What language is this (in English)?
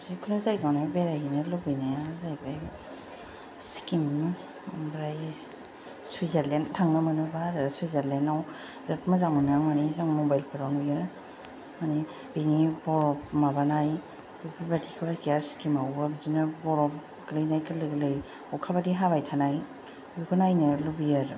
Bodo